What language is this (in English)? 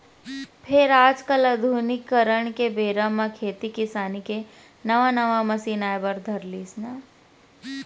Chhattisgarhi